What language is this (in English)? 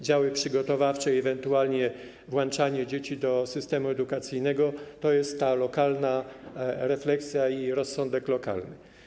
Polish